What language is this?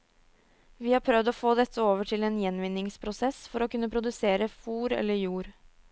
Norwegian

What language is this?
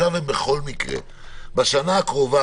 Hebrew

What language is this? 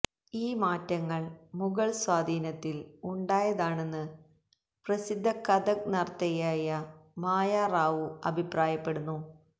Malayalam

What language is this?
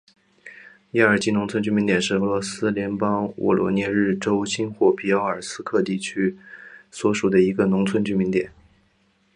Chinese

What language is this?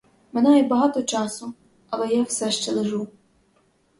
Ukrainian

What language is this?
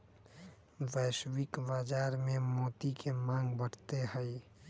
Magahi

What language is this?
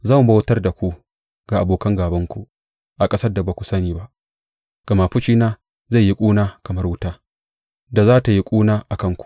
Hausa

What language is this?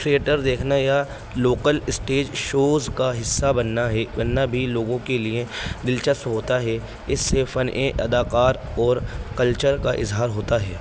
Urdu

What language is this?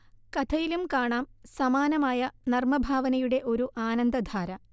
Malayalam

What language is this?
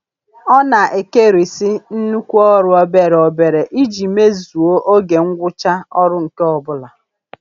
Igbo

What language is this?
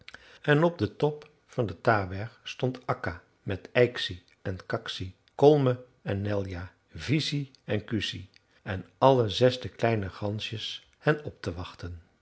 Dutch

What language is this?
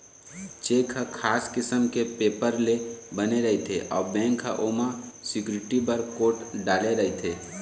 Chhattisgarhi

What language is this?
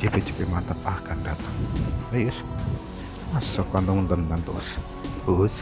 Indonesian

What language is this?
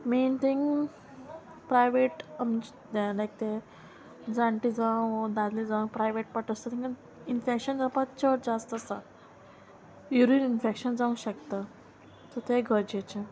Konkani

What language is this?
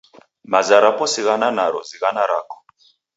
Taita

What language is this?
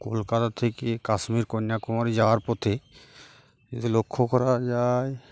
Bangla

